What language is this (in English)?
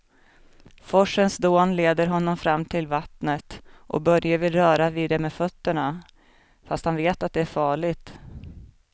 Swedish